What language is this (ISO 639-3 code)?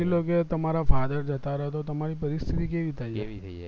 guj